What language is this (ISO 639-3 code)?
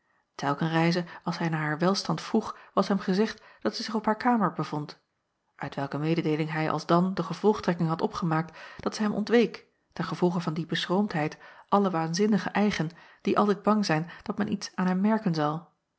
nld